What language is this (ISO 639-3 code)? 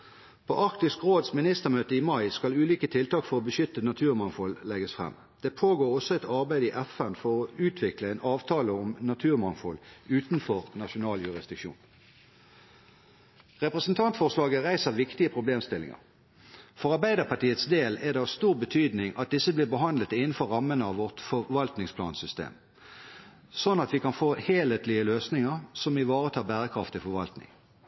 nob